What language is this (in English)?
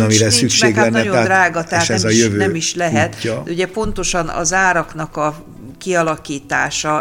Hungarian